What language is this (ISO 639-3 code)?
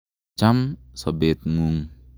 kln